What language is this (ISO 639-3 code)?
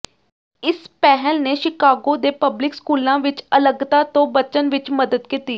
pan